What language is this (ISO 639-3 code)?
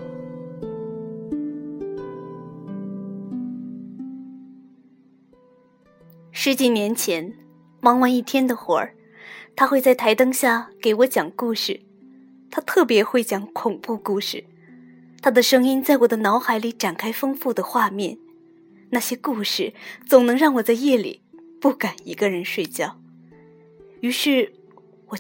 zho